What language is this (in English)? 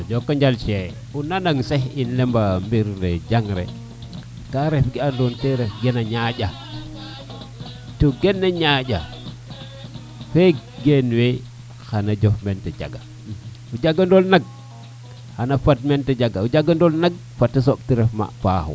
Serer